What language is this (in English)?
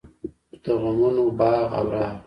Pashto